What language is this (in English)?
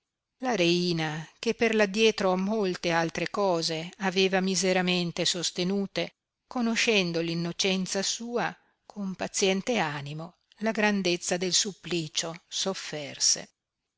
Italian